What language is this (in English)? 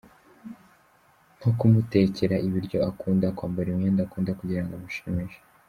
Kinyarwanda